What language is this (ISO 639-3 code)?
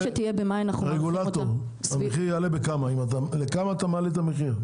heb